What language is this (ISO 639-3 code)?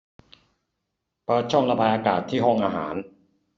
tha